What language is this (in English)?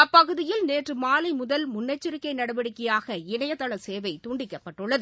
Tamil